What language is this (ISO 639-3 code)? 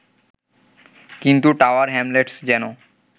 ben